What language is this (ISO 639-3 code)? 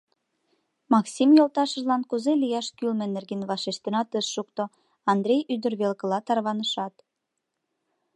chm